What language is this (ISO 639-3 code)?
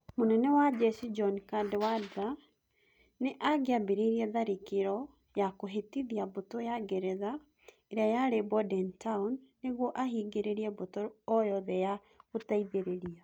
kik